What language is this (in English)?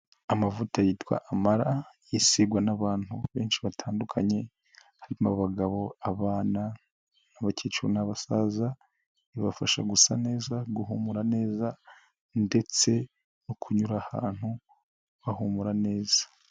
Kinyarwanda